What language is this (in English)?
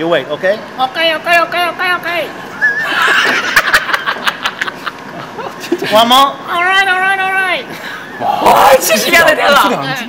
Korean